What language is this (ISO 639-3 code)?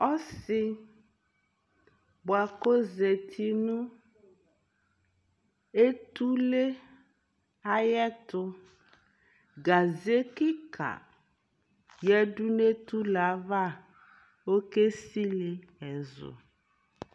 kpo